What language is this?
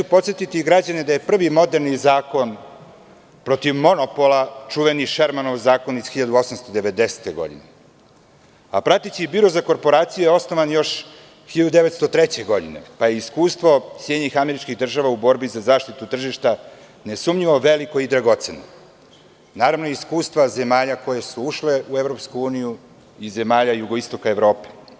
Serbian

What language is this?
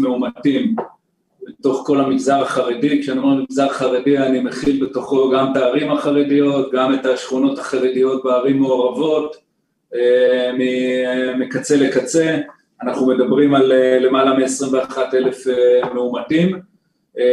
Hebrew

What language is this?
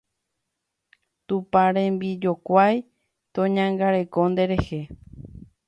Guarani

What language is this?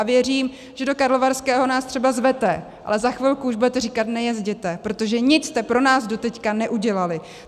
Czech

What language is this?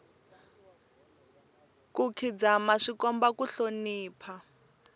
Tsonga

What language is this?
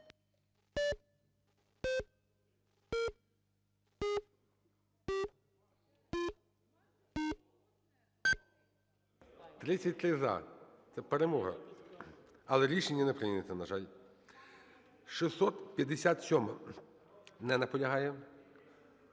Ukrainian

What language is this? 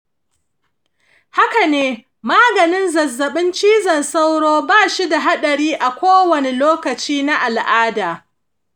Hausa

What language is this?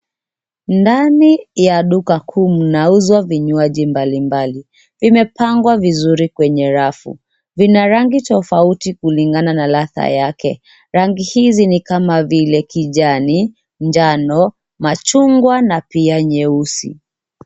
Swahili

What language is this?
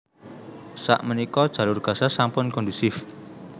Javanese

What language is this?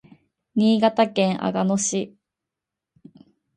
Japanese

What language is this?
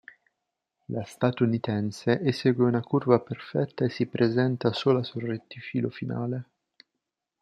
Italian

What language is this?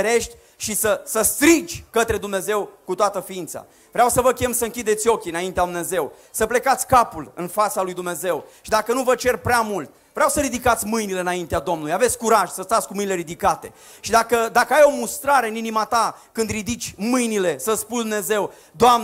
Romanian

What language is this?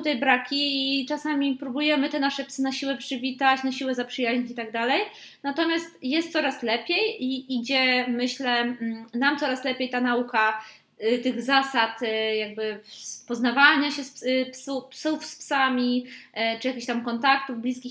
Polish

